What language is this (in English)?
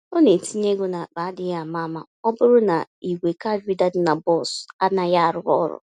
Igbo